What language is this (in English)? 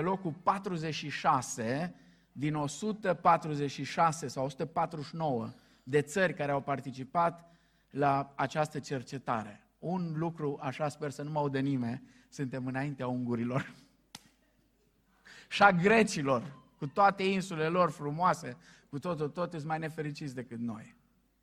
Romanian